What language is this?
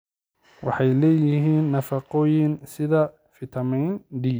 Somali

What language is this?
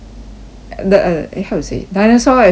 English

